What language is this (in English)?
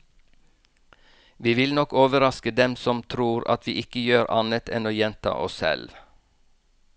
Norwegian